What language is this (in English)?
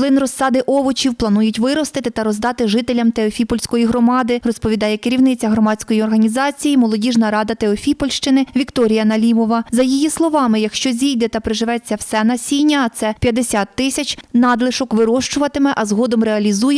Ukrainian